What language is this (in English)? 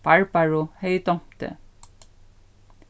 Faroese